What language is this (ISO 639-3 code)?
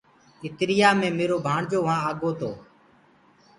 ggg